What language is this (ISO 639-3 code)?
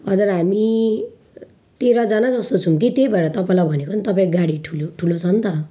nep